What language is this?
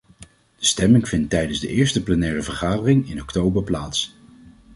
Dutch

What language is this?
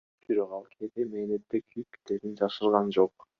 Kyrgyz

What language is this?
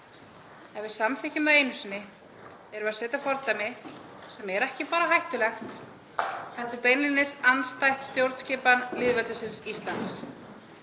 Icelandic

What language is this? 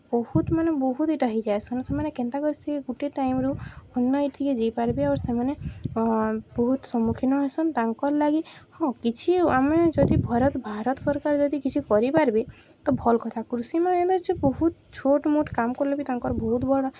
Odia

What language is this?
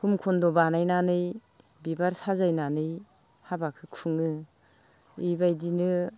Bodo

